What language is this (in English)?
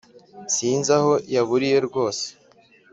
Kinyarwanda